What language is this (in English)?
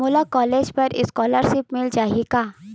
Chhattisgarhi